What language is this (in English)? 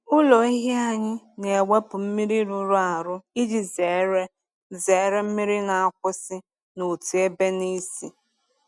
Igbo